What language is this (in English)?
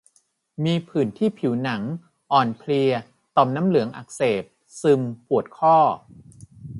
Thai